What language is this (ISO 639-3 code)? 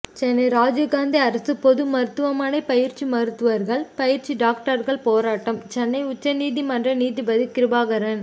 tam